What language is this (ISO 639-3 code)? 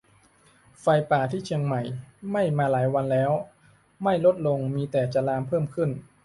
tha